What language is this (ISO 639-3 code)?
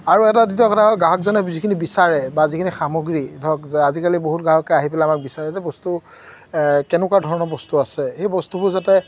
asm